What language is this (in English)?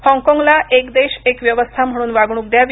Marathi